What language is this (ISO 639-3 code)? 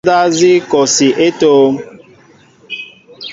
mbo